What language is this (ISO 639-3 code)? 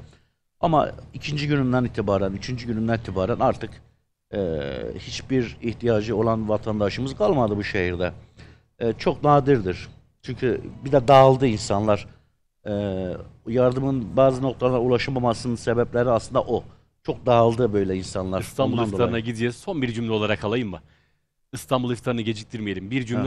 tur